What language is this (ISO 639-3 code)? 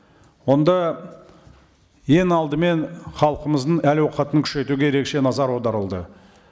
kaz